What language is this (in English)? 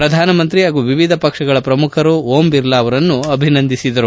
Kannada